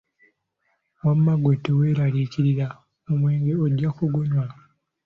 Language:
Ganda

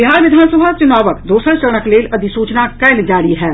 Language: Maithili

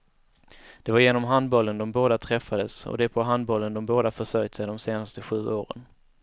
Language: Swedish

